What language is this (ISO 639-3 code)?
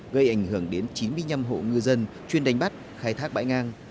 vie